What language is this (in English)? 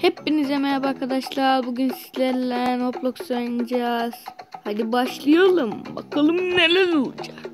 Turkish